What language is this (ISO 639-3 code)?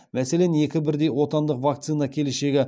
kaz